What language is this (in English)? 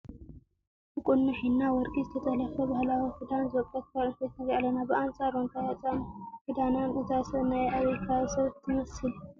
Tigrinya